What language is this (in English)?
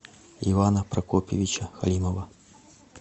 Russian